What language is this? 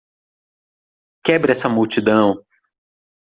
Portuguese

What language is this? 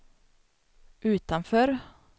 Swedish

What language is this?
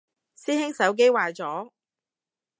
Cantonese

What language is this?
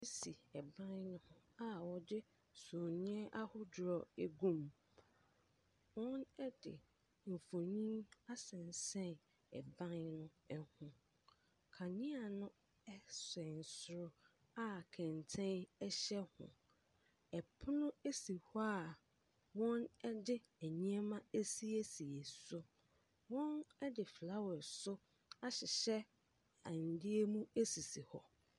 Akan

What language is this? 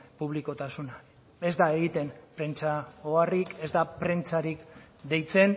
Basque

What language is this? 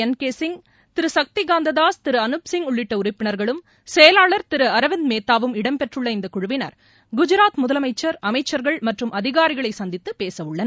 Tamil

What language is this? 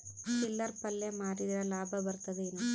Kannada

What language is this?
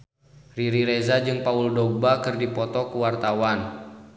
Sundanese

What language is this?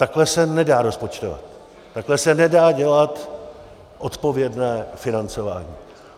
Czech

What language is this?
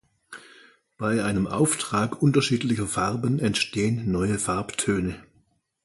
German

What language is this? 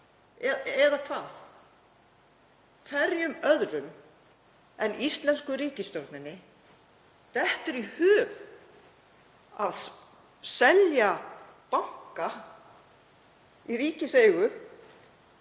Icelandic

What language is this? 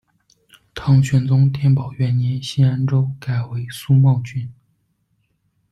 Chinese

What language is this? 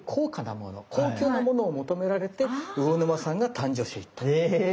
Japanese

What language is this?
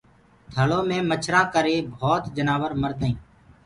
Gurgula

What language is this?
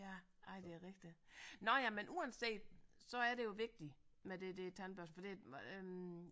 Danish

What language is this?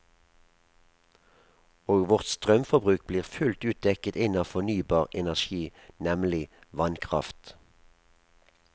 Norwegian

